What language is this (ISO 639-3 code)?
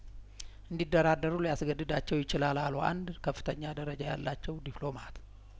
amh